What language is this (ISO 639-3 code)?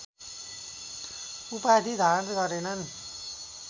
nep